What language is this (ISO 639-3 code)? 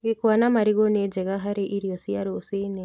kik